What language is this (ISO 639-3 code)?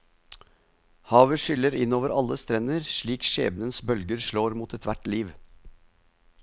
nor